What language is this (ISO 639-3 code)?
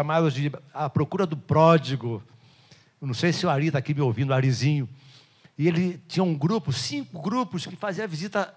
por